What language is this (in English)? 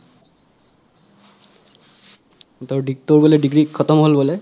Assamese